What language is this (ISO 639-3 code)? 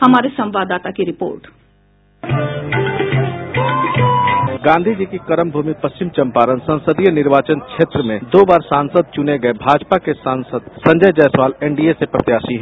hin